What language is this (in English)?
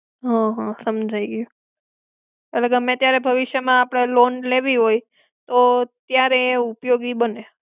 Gujarati